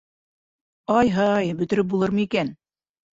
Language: Bashkir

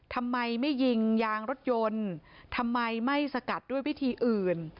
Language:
Thai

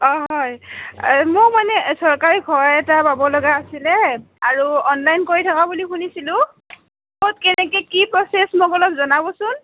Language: Assamese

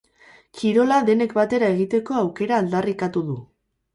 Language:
Basque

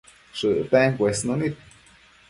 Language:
Matsés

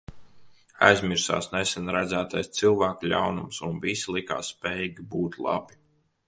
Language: Latvian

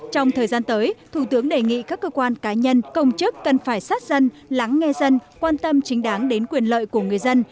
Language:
Vietnamese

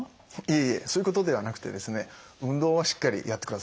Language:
Japanese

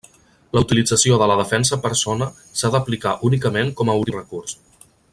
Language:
Catalan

